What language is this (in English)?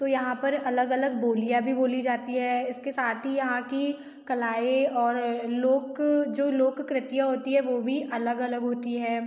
Hindi